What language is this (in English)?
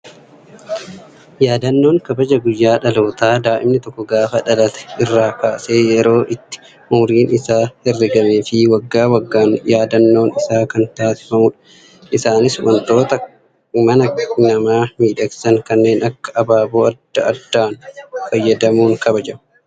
Oromo